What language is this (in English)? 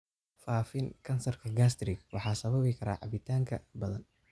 Somali